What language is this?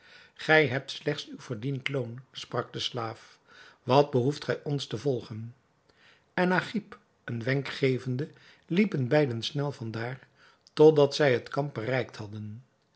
Dutch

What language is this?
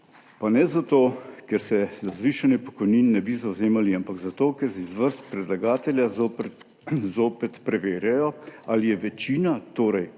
Slovenian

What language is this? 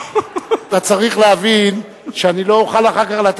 Hebrew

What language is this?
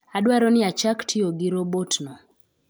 Luo (Kenya and Tanzania)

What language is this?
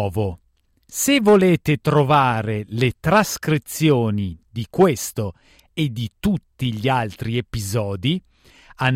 Italian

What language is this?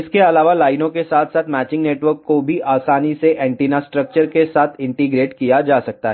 Hindi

